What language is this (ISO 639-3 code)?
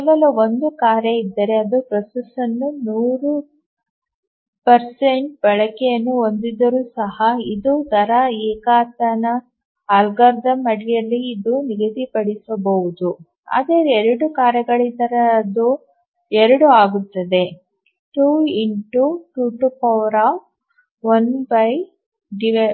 kan